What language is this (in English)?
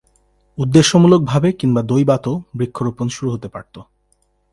Bangla